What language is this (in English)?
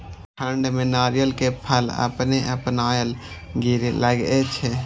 Maithili